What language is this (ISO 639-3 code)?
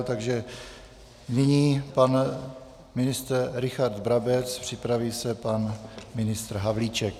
ces